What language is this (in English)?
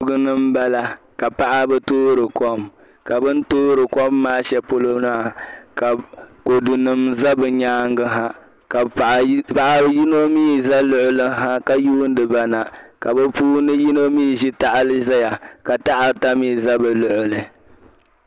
Dagbani